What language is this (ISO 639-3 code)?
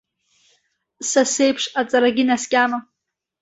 abk